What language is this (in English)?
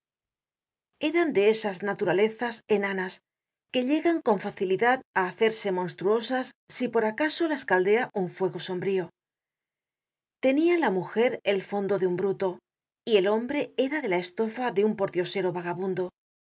Spanish